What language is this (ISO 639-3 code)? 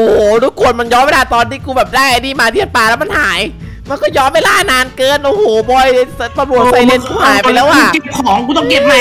tha